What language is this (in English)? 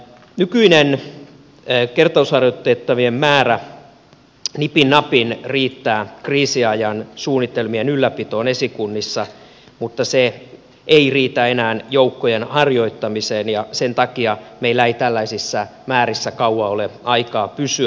Finnish